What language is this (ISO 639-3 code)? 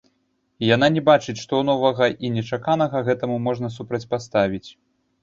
bel